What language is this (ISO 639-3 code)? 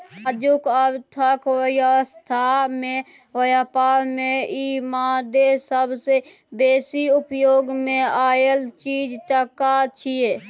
mai